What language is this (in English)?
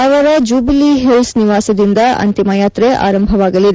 Kannada